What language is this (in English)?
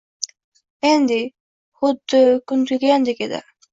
Uzbek